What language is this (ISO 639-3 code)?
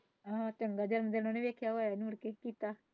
pan